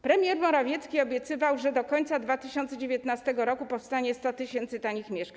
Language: Polish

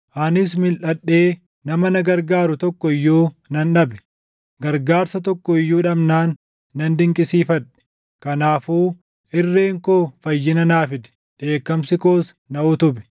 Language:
Oromo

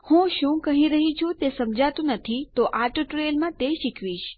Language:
Gujarati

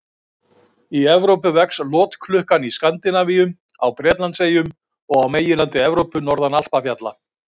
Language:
Icelandic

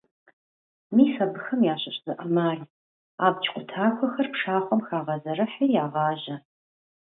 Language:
Kabardian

